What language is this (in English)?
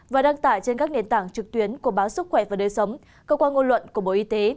Vietnamese